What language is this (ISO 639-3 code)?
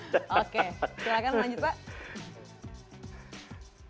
ind